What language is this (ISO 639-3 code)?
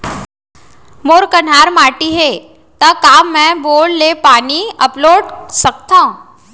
hne